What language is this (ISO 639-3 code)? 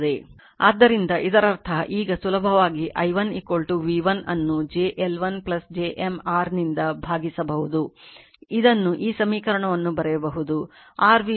kan